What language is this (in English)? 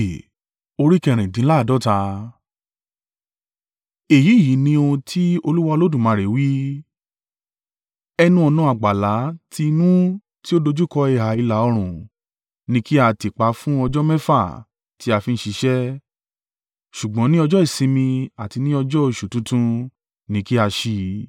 Yoruba